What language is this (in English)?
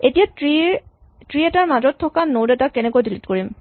Assamese